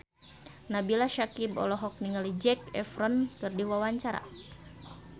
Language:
Sundanese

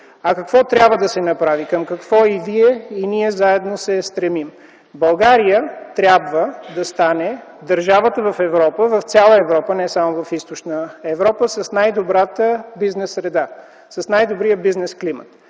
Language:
Bulgarian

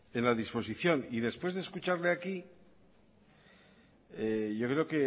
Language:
Spanish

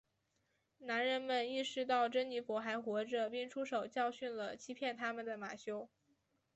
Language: Chinese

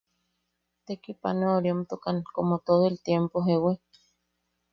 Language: Yaqui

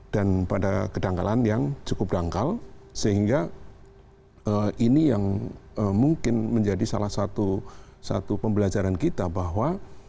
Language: Indonesian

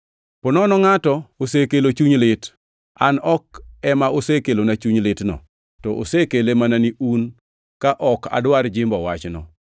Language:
Luo (Kenya and Tanzania)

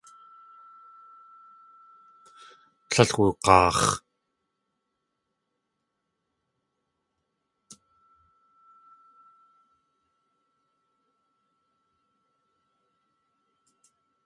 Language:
Tlingit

